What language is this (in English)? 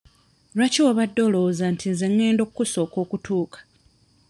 Ganda